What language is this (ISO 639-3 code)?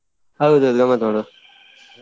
kan